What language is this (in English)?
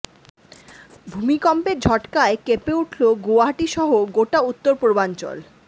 Bangla